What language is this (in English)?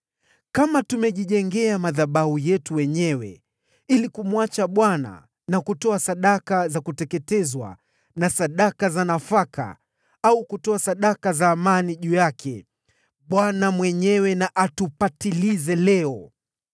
Swahili